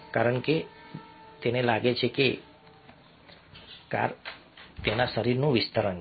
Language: Gujarati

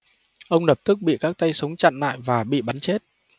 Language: Vietnamese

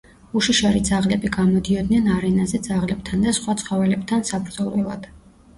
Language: Georgian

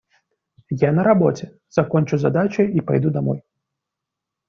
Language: Russian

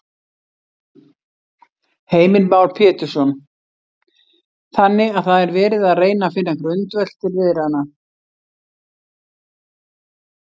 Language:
Icelandic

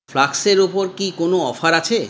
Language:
Bangla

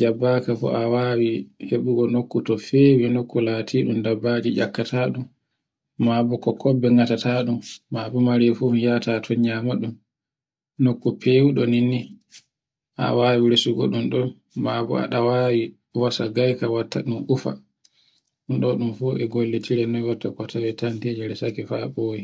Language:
Borgu Fulfulde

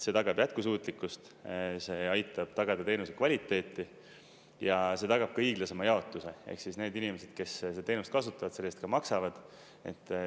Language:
Estonian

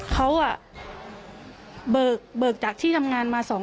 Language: Thai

